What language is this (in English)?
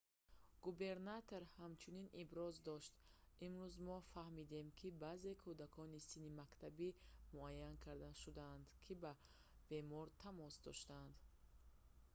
Tajik